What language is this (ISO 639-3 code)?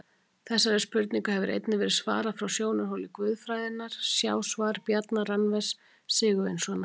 isl